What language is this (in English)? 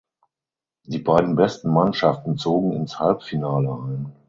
German